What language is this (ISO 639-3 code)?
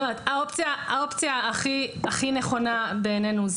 heb